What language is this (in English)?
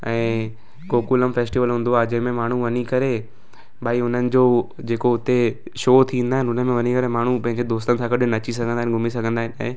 Sindhi